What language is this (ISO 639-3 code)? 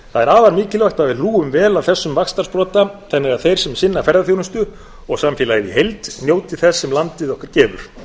isl